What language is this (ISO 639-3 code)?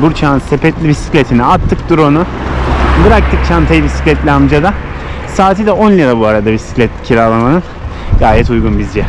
tur